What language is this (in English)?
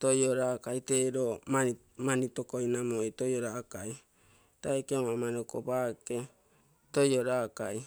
Terei